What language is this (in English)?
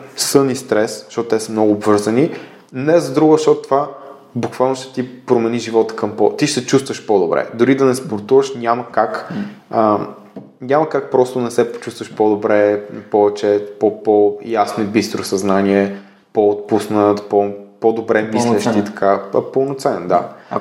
Bulgarian